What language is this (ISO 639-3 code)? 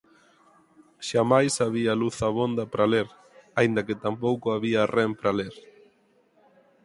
glg